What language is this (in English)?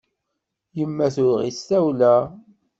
Kabyle